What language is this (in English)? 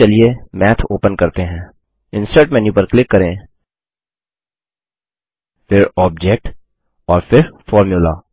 Hindi